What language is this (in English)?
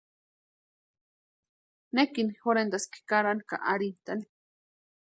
Western Highland Purepecha